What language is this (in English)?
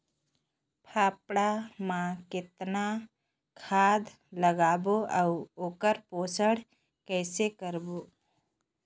Chhattisgarhi